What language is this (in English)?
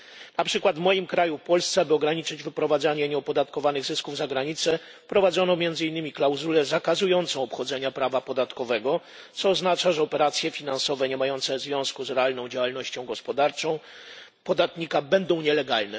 Polish